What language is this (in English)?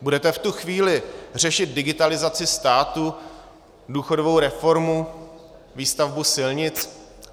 Czech